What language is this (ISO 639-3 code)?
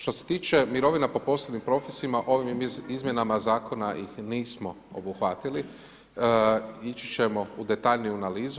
hrv